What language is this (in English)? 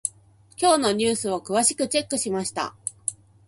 Japanese